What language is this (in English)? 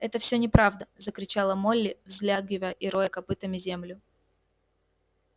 Russian